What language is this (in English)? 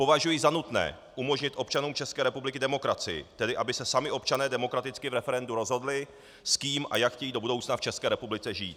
Czech